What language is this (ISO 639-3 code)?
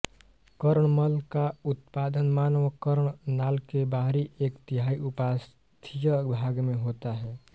hin